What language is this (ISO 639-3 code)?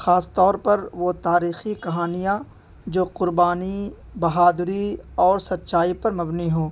urd